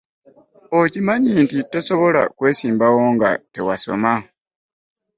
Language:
Ganda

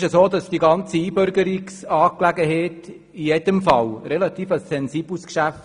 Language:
Swiss German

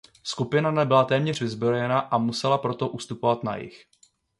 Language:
Czech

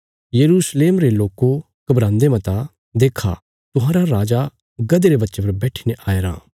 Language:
Bilaspuri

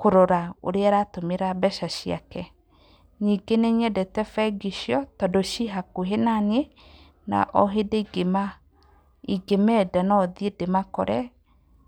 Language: Kikuyu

